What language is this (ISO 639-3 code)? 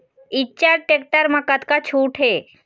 hne